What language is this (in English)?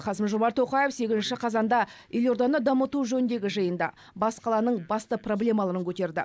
Kazakh